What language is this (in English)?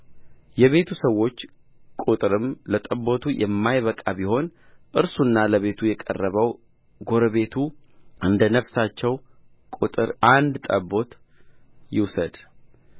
Amharic